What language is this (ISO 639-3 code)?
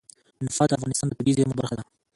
pus